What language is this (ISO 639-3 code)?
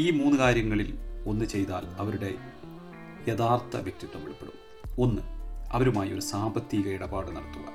mal